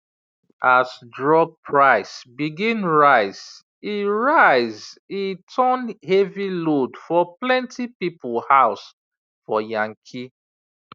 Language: Nigerian Pidgin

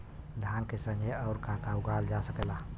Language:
Bhojpuri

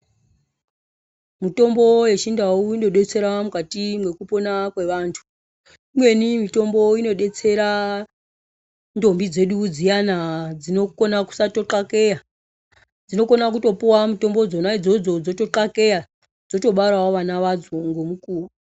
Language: Ndau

